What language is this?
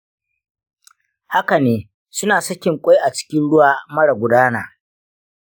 Hausa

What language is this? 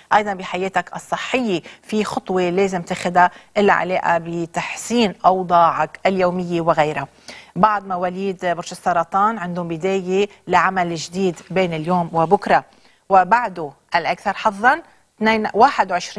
Arabic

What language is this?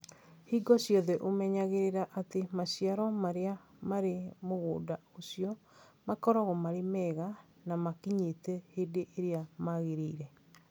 Kikuyu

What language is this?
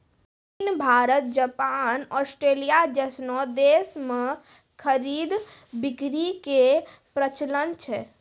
Maithili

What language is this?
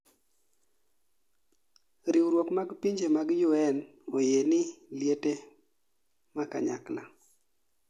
Luo (Kenya and Tanzania)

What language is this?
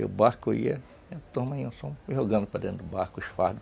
Portuguese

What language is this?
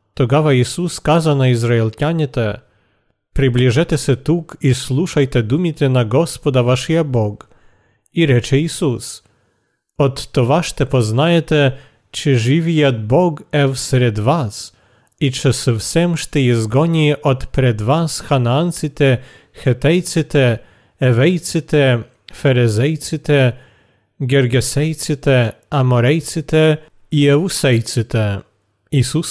Bulgarian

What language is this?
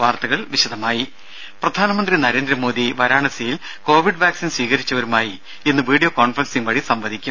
Malayalam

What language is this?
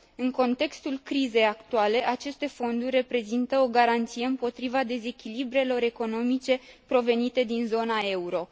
Romanian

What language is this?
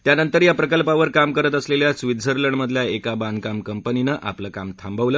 Marathi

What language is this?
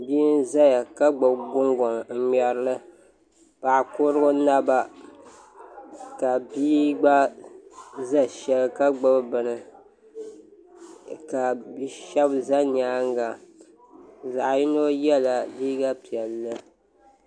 Dagbani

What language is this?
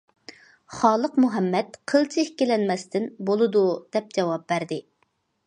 Uyghur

